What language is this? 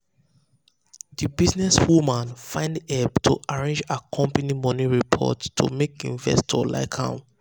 Nigerian Pidgin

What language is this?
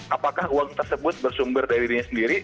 Indonesian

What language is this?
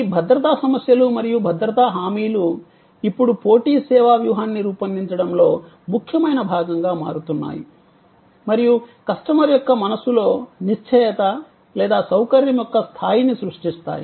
Telugu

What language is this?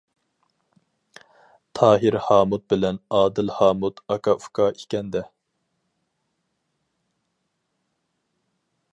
Uyghur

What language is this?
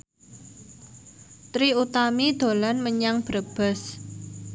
Javanese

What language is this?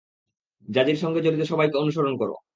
Bangla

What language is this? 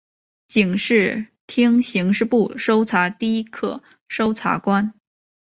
Chinese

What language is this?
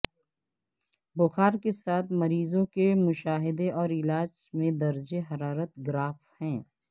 Urdu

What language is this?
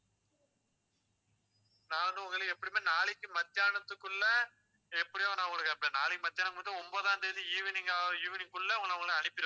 Tamil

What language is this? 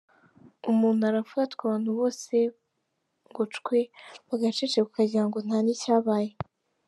Kinyarwanda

